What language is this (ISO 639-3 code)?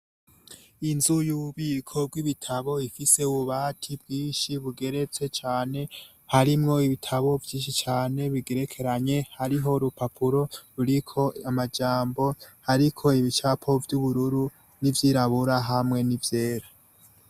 run